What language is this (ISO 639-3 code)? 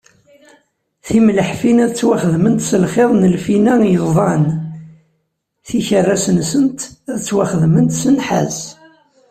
kab